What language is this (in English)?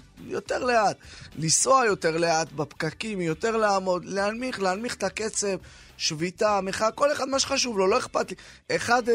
Hebrew